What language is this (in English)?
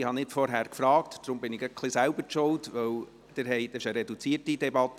Swiss German